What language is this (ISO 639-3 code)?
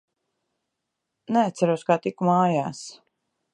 lav